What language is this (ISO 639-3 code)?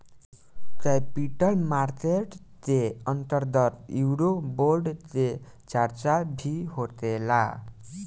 bho